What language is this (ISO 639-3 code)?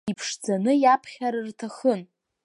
abk